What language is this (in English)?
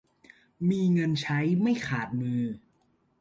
Thai